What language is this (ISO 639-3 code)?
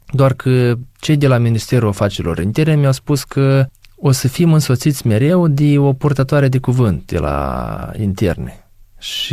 ron